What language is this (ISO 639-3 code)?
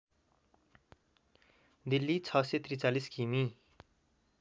nep